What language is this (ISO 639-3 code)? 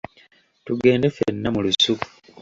lug